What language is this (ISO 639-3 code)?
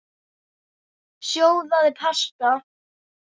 isl